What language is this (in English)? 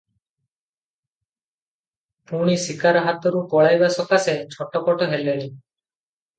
Odia